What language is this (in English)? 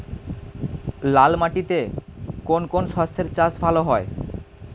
Bangla